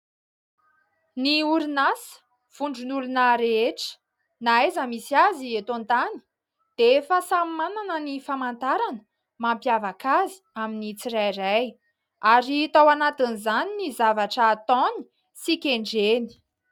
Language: Malagasy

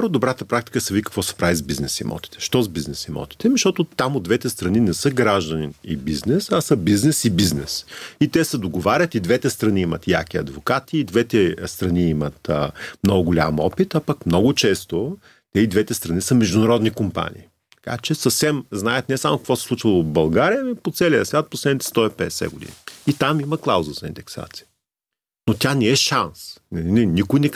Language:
Bulgarian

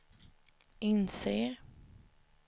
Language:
Swedish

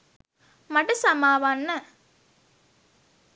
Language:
Sinhala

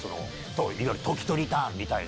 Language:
Japanese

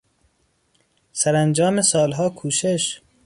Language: Persian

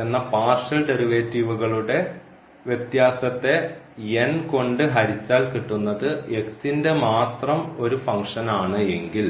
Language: Malayalam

